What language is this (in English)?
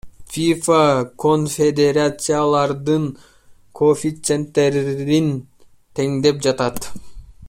Kyrgyz